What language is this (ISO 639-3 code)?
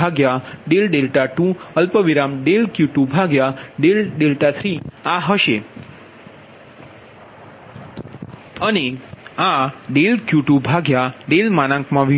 guj